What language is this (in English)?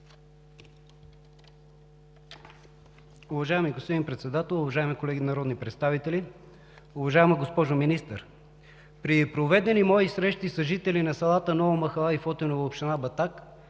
Bulgarian